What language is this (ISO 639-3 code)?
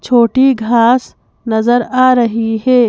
hin